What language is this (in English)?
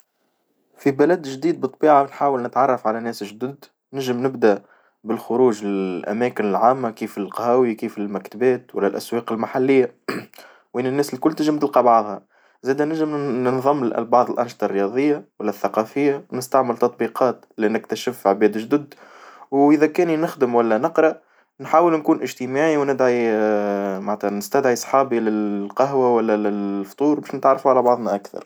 Tunisian Arabic